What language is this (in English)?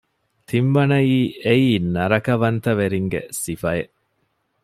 Divehi